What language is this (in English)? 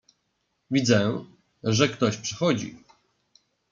Polish